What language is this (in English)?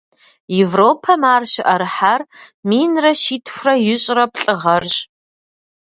Kabardian